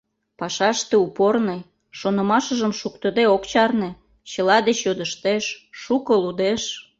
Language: Mari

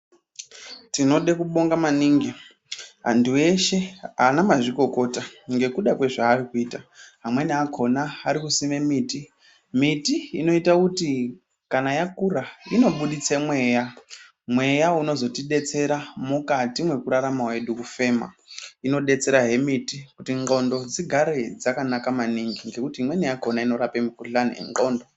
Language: Ndau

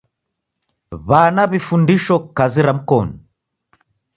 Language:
Taita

